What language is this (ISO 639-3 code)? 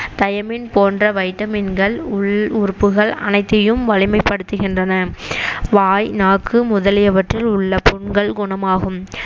tam